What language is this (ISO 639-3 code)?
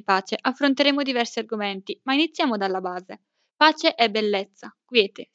ita